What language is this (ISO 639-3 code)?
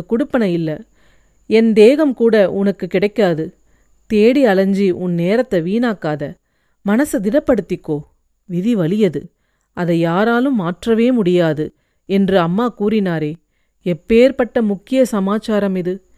tam